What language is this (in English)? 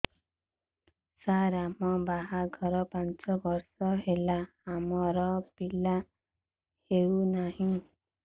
Odia